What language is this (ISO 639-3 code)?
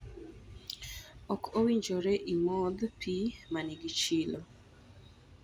luo